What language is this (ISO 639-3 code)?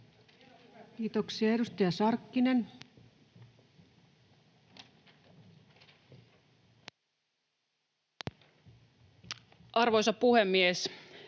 fin